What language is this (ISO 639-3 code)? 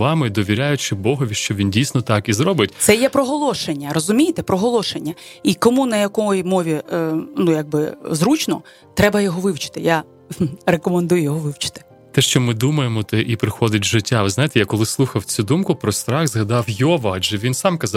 ukr